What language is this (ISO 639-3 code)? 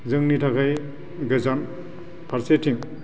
brx